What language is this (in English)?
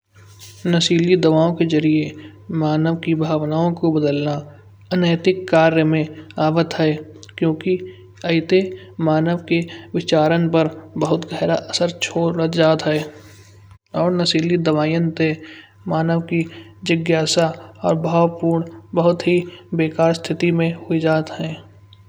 Kanauji